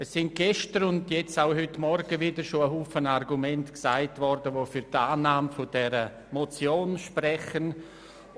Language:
Swiss German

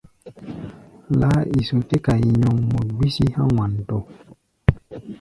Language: Gbaya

